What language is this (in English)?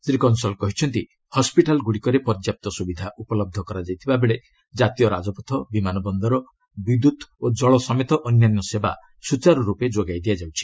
Odia